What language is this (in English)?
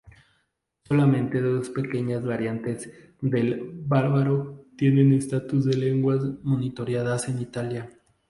Spanish